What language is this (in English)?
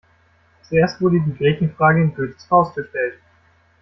German